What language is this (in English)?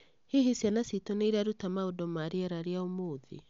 Kikuyu